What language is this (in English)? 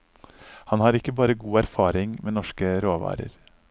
Norwegian